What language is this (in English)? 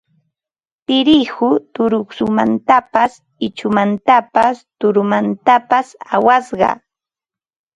Ambo-Pasco Quechua